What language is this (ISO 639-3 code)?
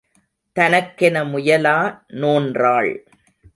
tam